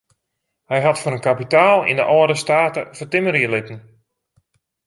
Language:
Western Frisian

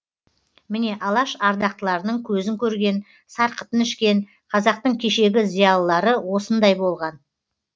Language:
Kazakh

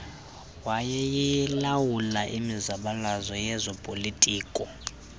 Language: Xhosa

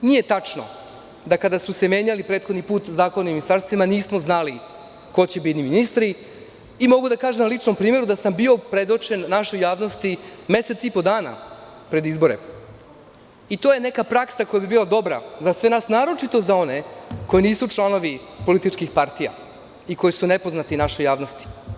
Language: Serbian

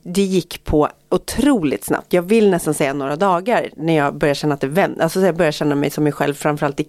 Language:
Swedish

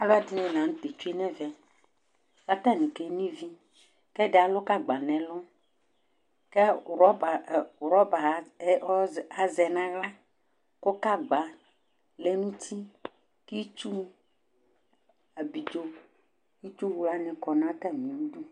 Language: Ikposo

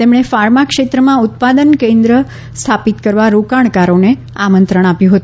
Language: Gujarati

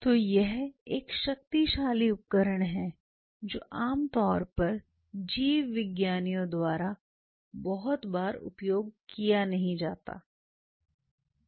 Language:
Hindi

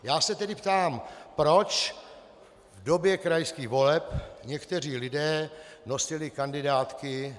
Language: Czech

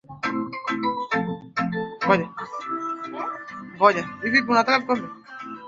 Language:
Swahili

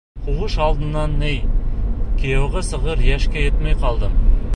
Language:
Bashkir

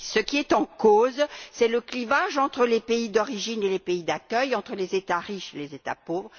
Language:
French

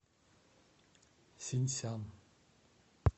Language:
Russian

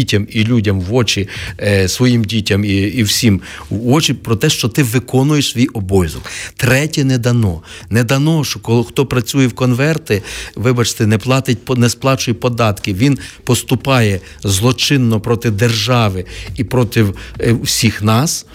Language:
Ukrainian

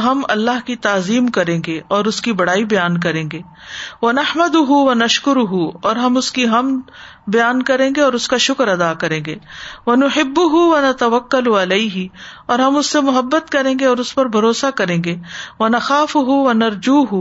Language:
Urdu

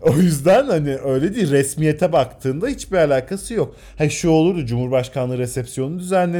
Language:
Turkish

